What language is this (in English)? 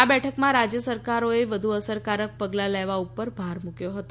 Gujarati